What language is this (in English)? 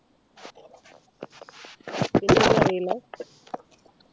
Malayalam